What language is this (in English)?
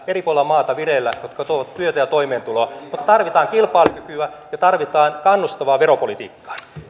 Finnish